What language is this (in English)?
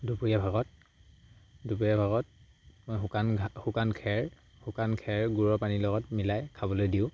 Assamese